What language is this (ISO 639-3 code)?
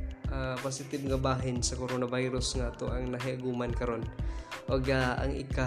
fil